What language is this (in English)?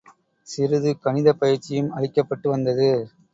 Tamil